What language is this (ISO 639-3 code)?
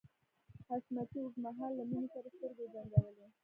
pus